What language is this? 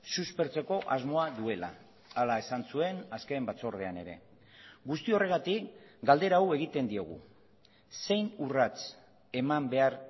Basque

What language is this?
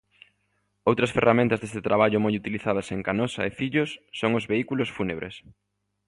Galician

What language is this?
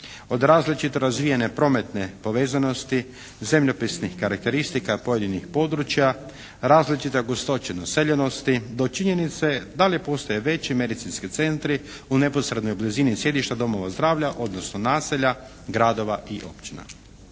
Croatian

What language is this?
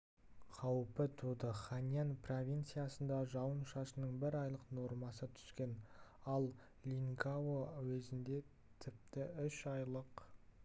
Kazakh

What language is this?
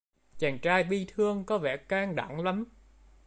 Vietnamese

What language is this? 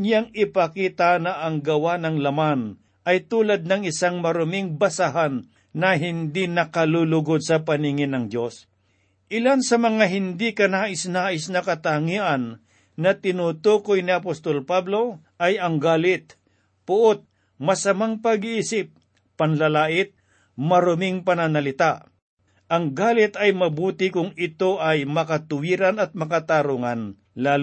Filipino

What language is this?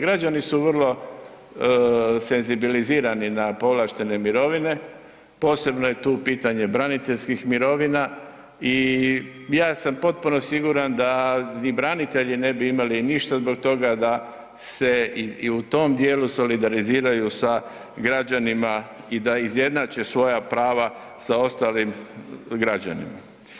Croatian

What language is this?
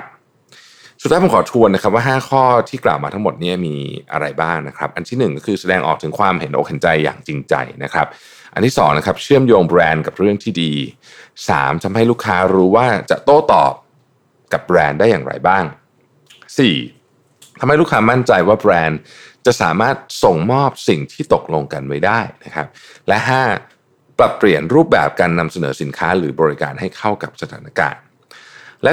Thai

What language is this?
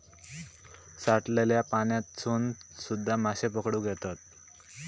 Marathi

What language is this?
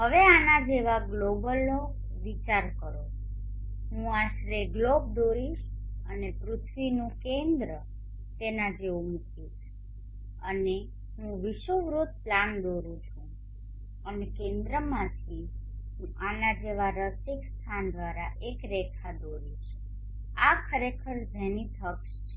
Gujarati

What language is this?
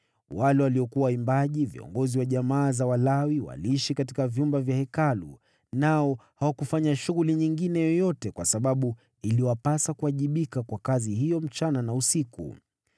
Swahili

